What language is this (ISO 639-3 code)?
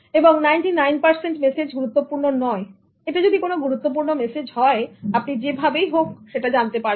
ben